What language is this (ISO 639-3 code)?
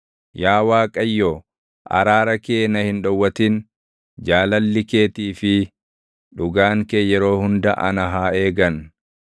orm